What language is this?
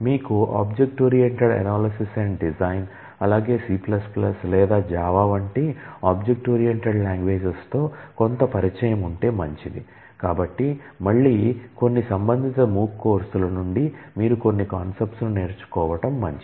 Telugu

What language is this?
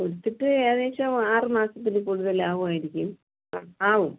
Malayalam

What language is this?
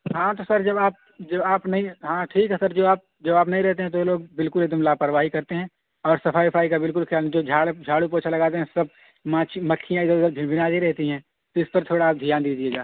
Urdu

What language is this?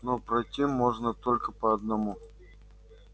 Russian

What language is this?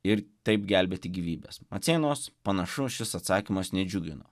Lithuanian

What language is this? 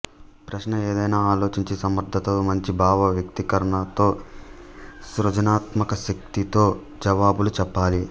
Telugu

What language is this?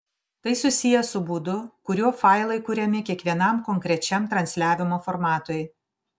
Lithuanian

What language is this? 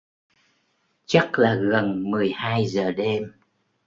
Vietnamese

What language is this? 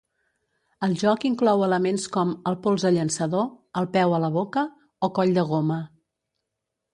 Catalan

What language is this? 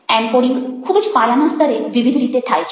Gujarati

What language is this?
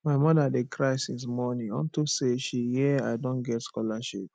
Nigerian Pidgin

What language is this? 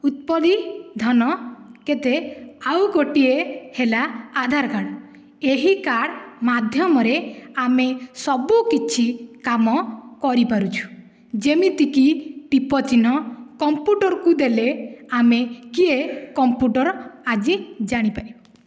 Odia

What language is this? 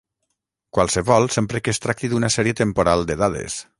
Catalan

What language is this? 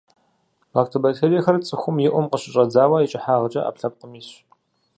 Kabardian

